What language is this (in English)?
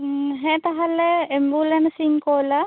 Santali